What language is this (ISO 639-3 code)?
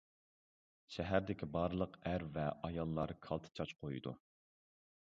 uig